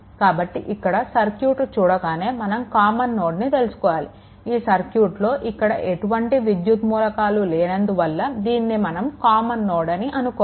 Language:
Telugu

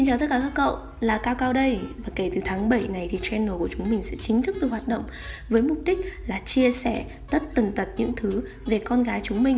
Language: Vietnamese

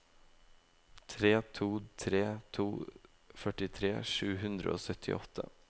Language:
Norwegian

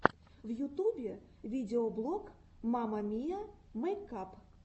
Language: Russian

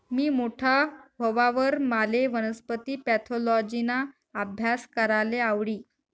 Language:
Marathi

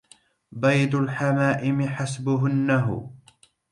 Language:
Arabic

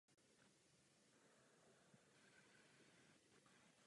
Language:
Czech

